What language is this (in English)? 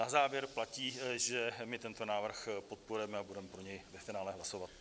Czech